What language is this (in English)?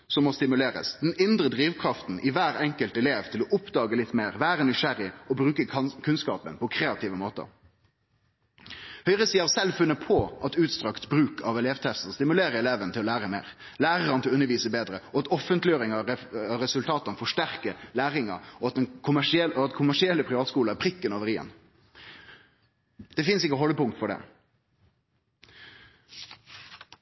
Norwegian Nynorsk